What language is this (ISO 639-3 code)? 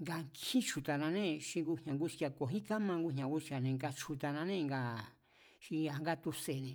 vmz